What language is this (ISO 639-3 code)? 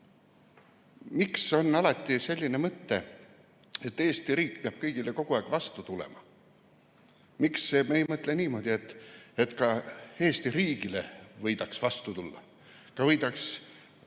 est